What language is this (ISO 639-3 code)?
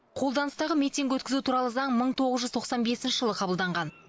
kaz